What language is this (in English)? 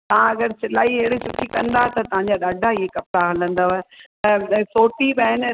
Sindhi